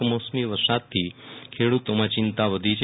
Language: Gujarati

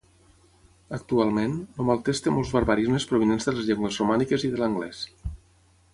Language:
Catalan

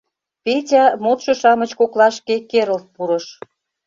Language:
Mari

